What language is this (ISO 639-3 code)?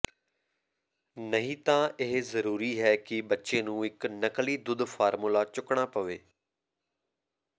pan